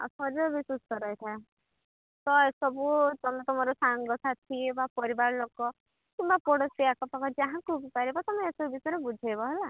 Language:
Odia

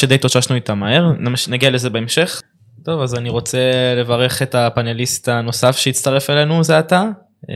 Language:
Hebrew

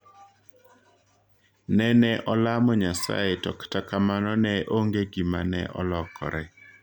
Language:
Luo (Kenya and Tanzania)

